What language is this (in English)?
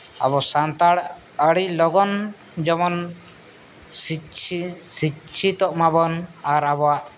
Santali